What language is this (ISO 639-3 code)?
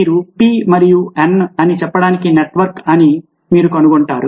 tel